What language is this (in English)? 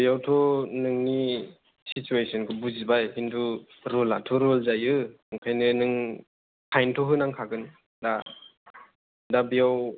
Bodo